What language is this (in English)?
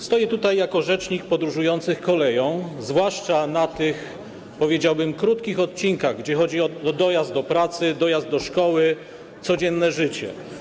Polish